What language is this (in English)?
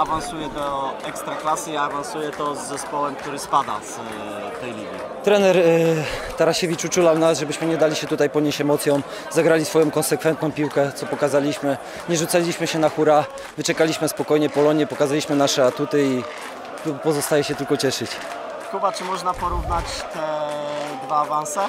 Polish